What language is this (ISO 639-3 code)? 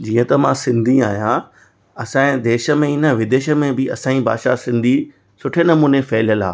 snd